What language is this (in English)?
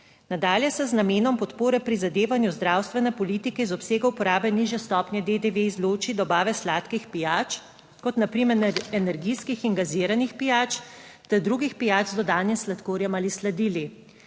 Slovenian